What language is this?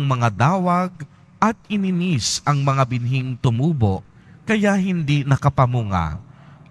Filipino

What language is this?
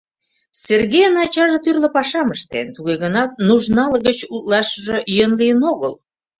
Mari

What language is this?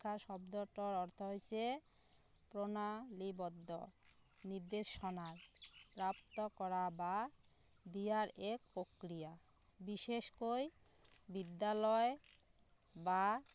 Assamese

